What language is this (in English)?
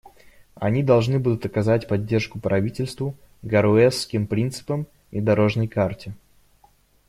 Russian